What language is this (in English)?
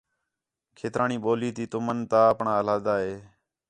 Khetrani